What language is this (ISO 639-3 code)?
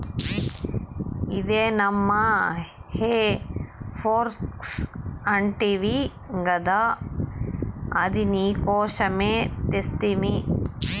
tel